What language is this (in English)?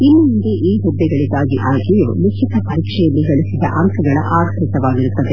Kannada